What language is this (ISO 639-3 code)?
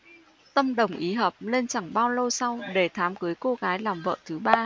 vie